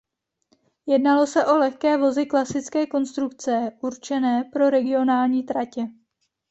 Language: Czech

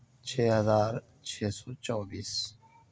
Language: Urdu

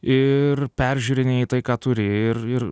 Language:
Lithuanian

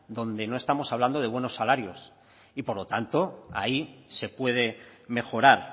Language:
Spanish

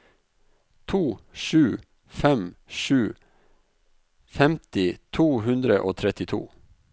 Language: Norwegian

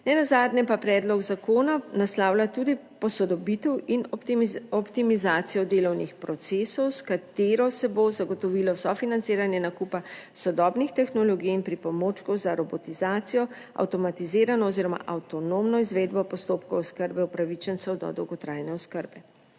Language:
Slovenian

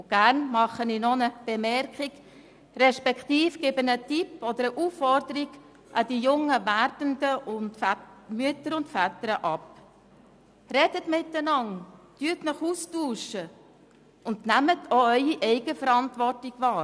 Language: Swiss German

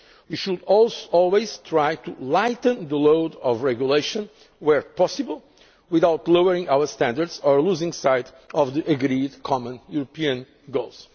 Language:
English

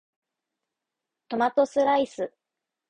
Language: Japanese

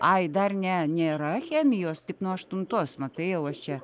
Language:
Lithuanian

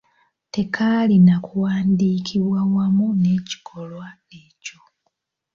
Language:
Ganda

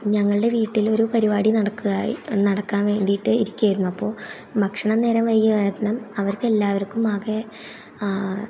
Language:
Malayalam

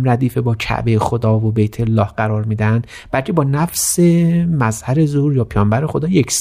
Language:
Persian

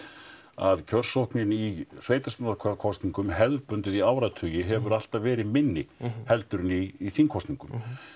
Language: Icelandic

